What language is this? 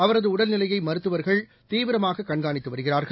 Tamil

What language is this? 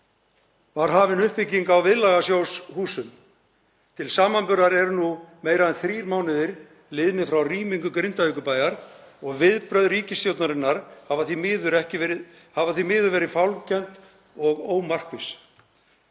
Icelandic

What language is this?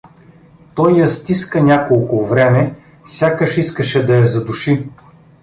Bulgarian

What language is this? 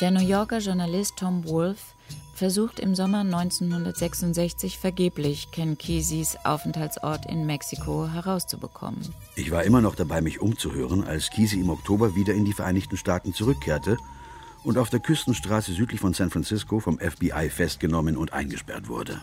German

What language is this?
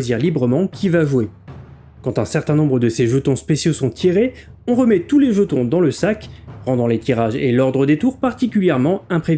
French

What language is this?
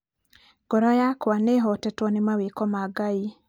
Kikuyu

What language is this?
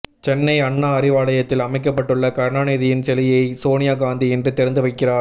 Tamil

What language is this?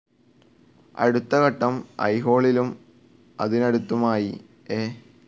Malayalam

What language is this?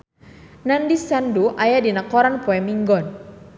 Sundanese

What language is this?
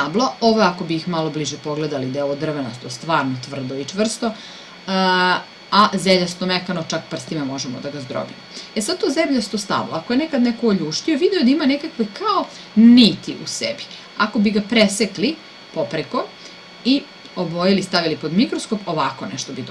Serbian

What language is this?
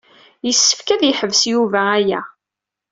Kabyle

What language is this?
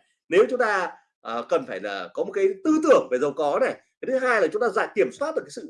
Vietnamese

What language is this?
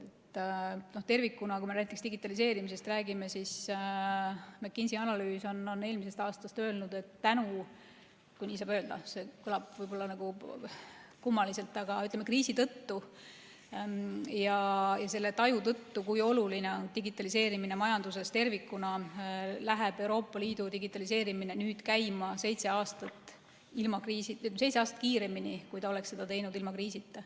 Estonian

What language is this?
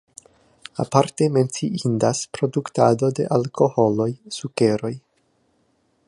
Esperanto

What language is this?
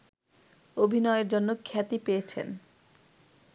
Bangla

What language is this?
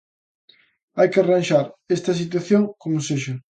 Galician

